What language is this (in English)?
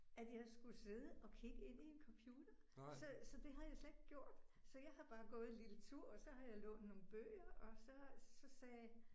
Danish